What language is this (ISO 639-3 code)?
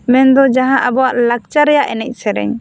sat